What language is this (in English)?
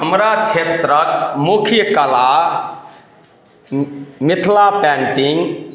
Maithili